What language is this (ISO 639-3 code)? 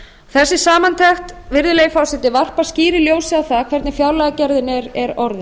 isl